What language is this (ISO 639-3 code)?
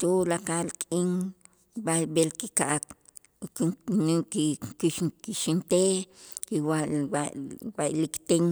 itz